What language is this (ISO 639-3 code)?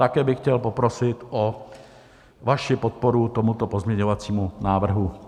ces